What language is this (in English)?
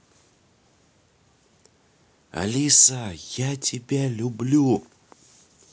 Russian